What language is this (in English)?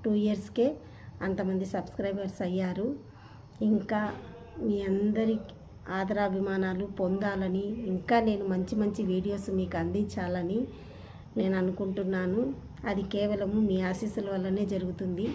Telugu